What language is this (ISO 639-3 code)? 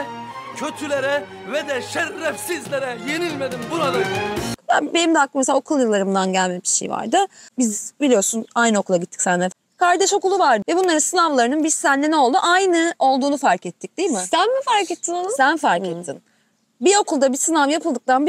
tur